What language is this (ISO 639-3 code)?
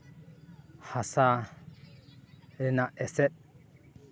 sat